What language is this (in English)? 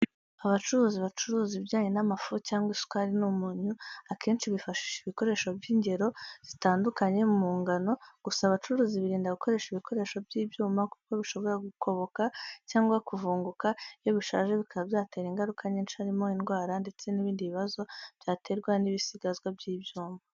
Kinyarwanda